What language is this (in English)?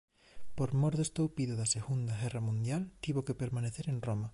Galician